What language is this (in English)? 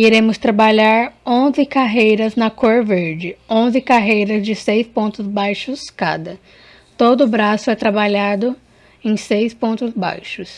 Portuguese